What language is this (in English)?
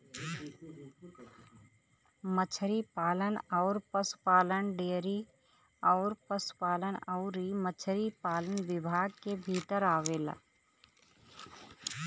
Bhojpuri